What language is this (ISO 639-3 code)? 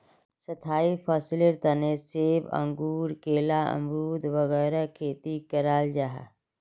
mag